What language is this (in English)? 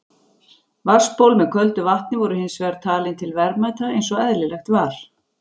Icelandic